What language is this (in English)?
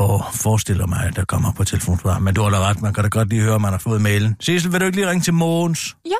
Danish